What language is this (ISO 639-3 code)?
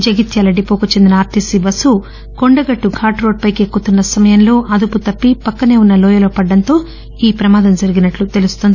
tel